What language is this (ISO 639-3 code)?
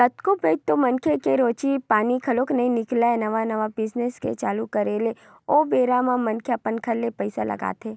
hne